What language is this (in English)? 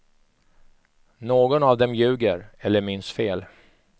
Swedish